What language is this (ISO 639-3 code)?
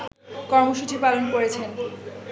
ben